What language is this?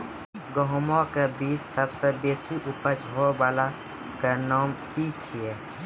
Maithili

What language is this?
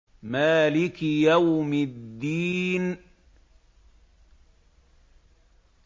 Arabic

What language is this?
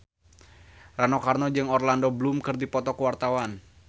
Sundanese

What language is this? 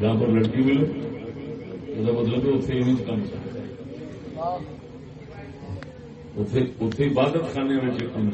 Urdu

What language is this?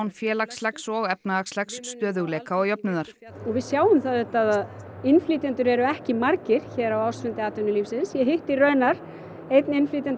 Icelandic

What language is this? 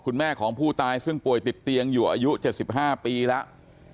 Thai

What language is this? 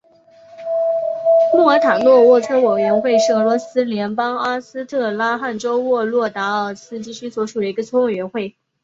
Chinese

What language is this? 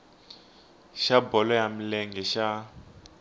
Tsonga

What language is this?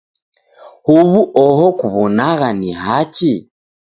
Taita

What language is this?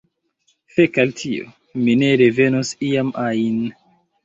Esperanto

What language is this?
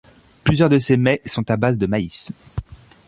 French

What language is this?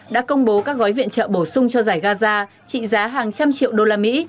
Vietnamese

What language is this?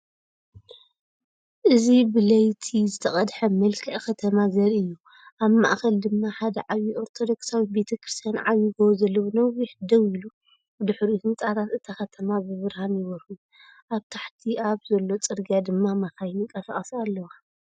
Tigrinya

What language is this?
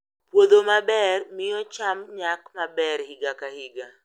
Luo (Kenya and Tanzania)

